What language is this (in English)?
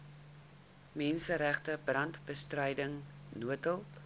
Afrikaans